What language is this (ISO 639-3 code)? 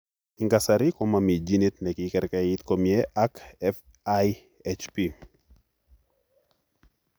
kln